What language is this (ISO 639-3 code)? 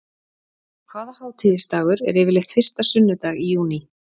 isl